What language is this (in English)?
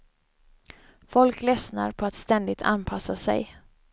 Swedish